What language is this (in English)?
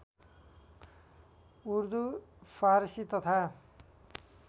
Nepali